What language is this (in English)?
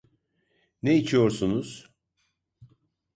Turkish